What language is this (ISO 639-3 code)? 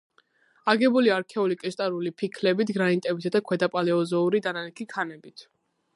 kat